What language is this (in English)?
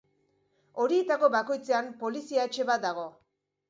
Basque